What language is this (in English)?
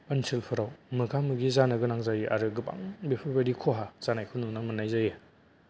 Bodo